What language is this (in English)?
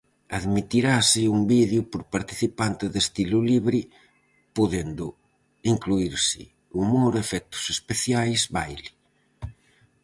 Galician